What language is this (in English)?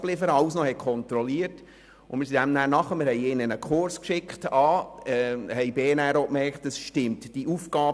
Swiss German